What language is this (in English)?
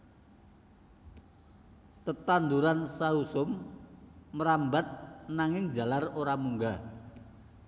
Javanese